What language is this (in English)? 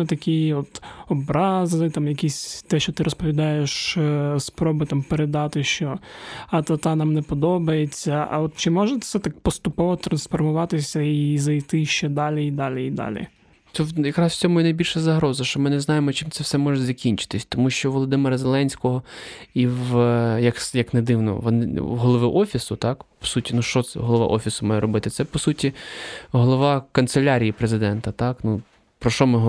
Ukrainian